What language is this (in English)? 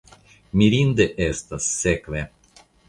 Esperanto